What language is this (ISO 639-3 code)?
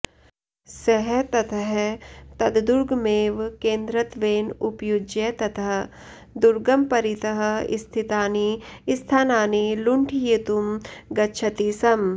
san